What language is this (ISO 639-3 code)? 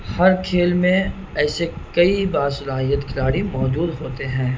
urd